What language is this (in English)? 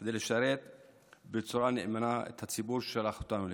Hebrew